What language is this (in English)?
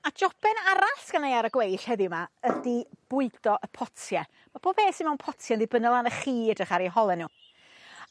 Welsh